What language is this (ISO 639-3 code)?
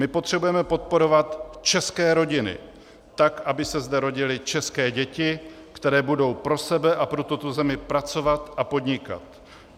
ces